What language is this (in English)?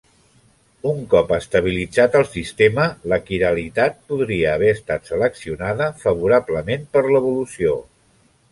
Catalan